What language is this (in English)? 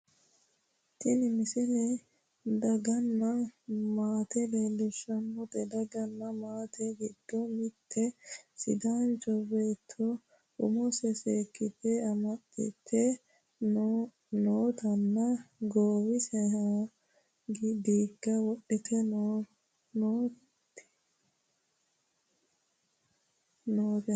Sidamo